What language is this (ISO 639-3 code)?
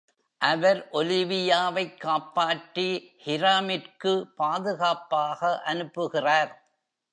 tam